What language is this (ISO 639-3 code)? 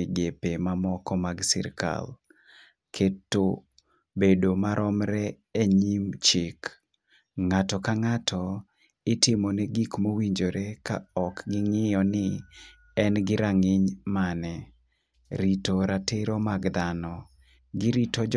luo